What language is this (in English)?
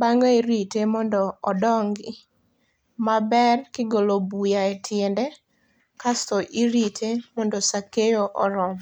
Luo (Kenya and Tanzania)